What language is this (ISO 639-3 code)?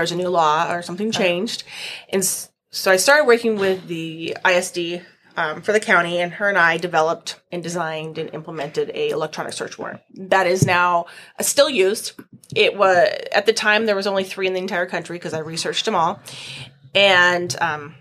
eng